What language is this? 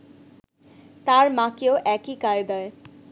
Bangla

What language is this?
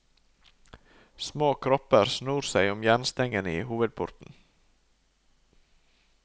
Norwegian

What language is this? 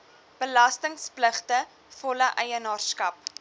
Afrikaans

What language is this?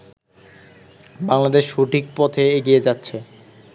Bangla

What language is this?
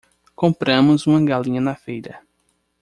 Portuguese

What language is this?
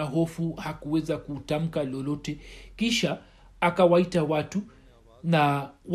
Swahili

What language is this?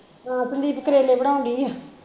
Punjabi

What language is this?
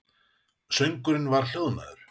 Icelandic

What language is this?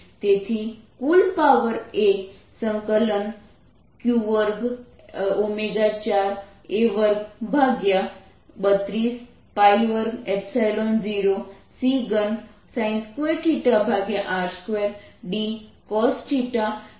Gujarati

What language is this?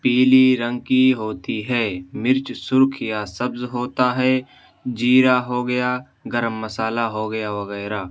Urdu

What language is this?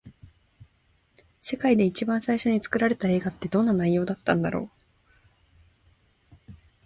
Japanese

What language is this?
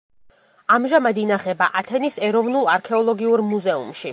Georgian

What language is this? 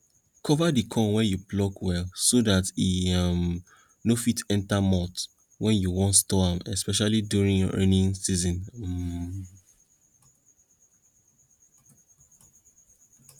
Nigerian Pidgin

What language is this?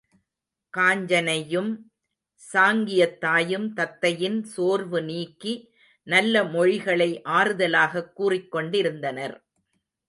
Tamil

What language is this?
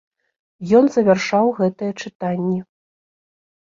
Belarusian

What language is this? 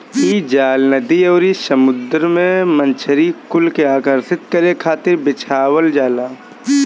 Bhojpuri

